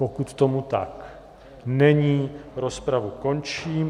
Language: Czech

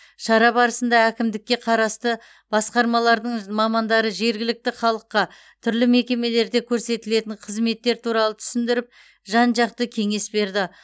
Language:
Kazakh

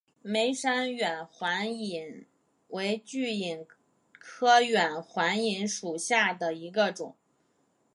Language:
Chinese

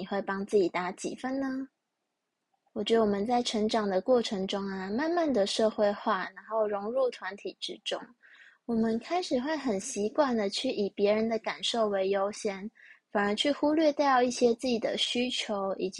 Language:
Chinese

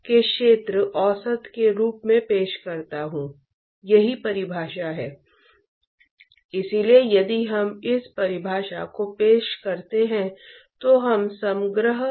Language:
Hindi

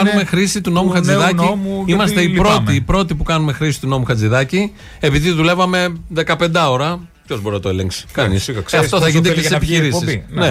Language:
Greek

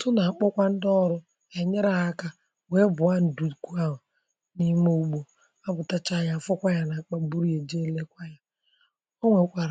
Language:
Igbo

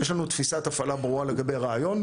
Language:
Hebrew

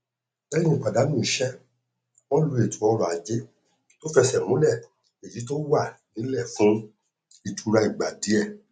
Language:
Yoruba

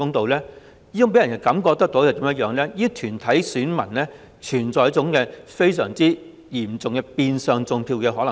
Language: Cantonese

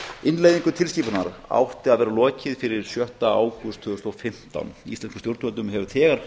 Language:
Icelandic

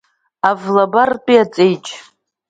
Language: Abkhazian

